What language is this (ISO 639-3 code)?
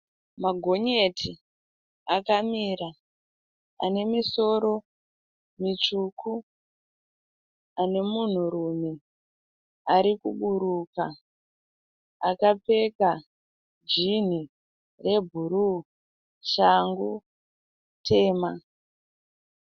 sna